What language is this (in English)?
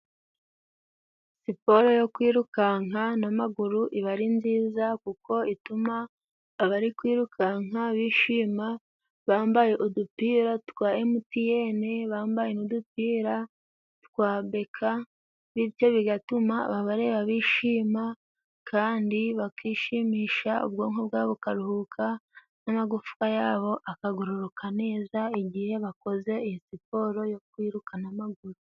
Kinyarwanda